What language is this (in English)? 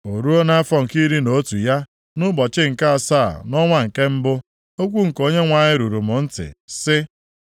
Igbo